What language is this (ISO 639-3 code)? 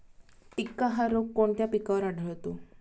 mar